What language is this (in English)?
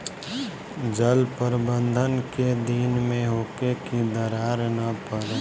Bhojpuri